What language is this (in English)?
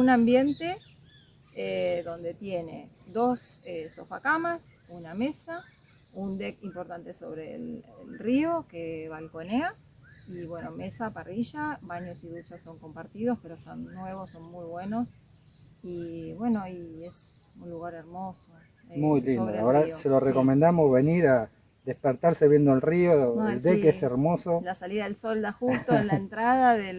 Spanish